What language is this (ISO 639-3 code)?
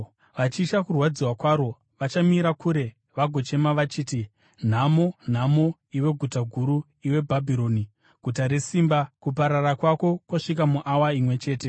sna